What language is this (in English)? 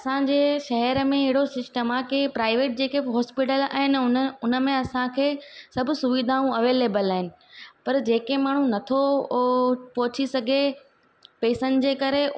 Sindhi